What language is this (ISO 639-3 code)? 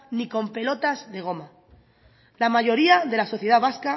spa